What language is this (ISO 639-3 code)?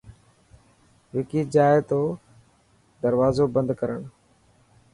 mki